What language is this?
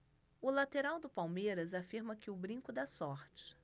Portuguese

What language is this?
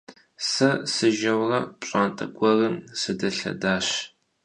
Kabardian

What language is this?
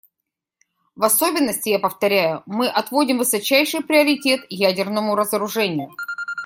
Russian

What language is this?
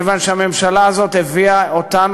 Hebrew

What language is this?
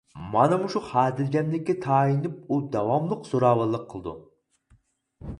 Uyghur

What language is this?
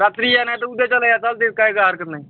Marathi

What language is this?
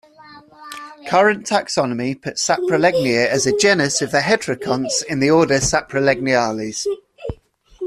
English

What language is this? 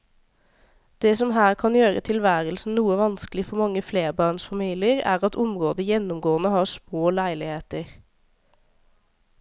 Norwegian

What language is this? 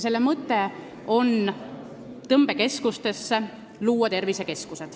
Estonian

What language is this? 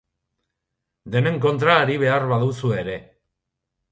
Basque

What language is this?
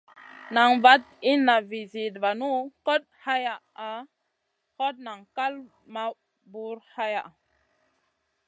Masana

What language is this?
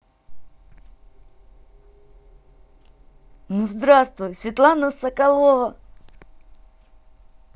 Russian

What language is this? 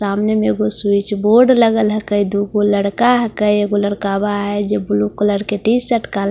Hindi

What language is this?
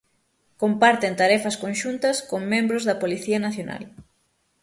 Galician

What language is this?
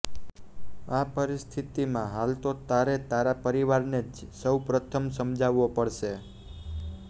Gujarati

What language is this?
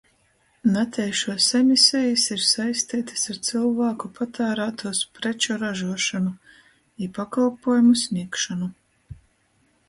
Latgalian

